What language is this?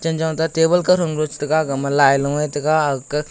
Wancho Naga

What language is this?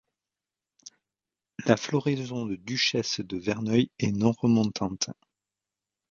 French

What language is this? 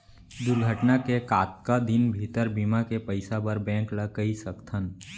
Chhattisgarhi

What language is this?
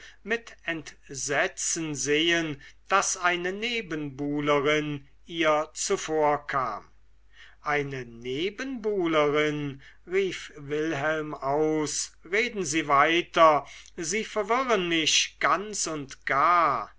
German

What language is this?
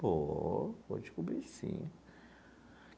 Portuguese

